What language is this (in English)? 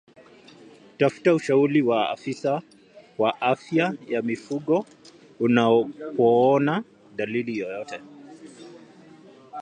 Swahili